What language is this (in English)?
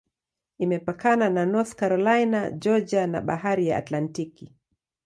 Swahili